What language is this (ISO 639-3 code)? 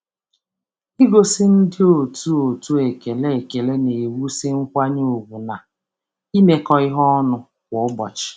ibo